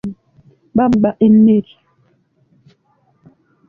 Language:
Ganda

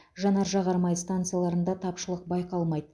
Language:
Kazakh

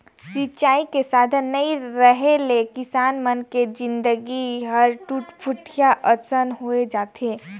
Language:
Chhattisgarhi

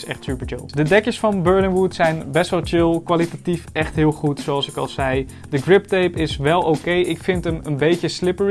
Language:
Dutch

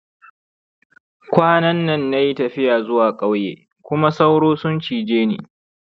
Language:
Hausa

